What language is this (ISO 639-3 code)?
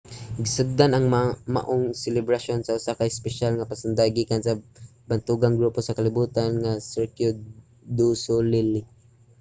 ceb